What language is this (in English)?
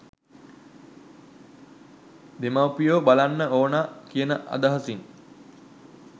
Sinhala